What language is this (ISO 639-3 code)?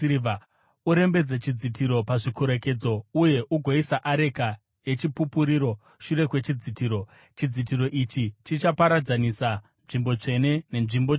sna